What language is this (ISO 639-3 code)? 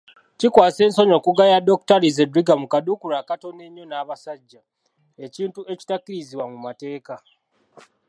lug